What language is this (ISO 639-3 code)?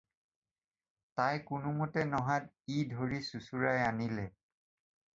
asm